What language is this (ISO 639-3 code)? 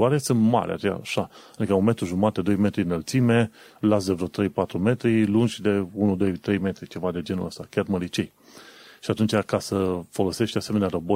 ron